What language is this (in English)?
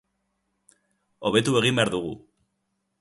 Basque